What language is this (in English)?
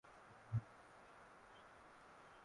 Swahili